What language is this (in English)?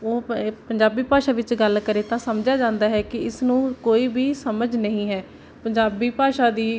Punjabi